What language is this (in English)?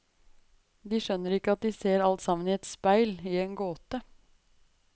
Norwegian